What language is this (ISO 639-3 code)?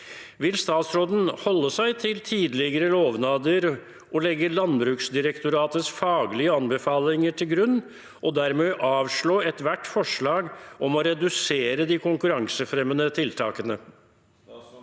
nor